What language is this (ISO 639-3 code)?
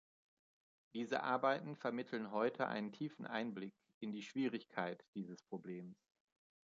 deu